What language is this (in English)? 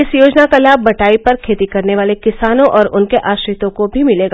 Hindi